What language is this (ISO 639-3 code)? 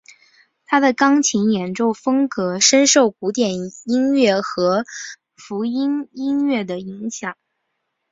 zho